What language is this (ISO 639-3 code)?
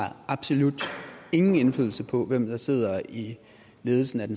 dan